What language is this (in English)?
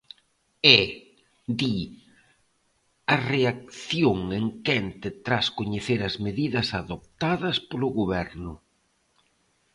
Galician